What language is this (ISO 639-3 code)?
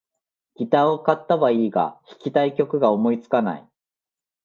jpn